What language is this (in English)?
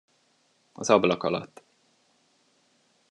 Hungarian